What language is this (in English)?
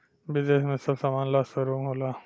Bhojpuri